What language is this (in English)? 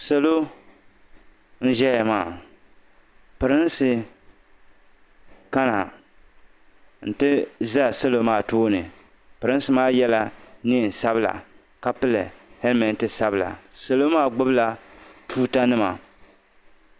Dagbani